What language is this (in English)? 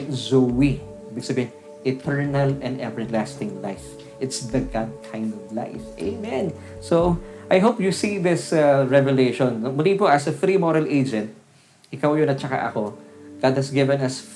Filipino